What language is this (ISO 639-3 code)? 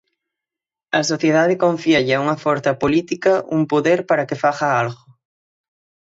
glg